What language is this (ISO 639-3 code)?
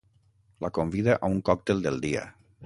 cat